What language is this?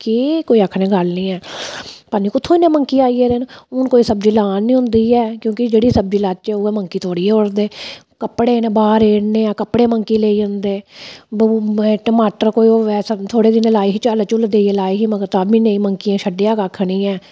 Dogri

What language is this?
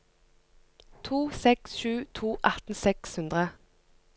Norwegian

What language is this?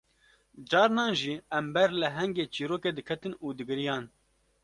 Kurdish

